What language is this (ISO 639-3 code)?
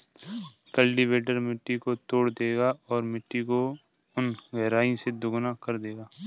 hin